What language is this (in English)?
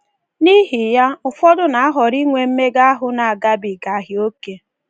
Igbo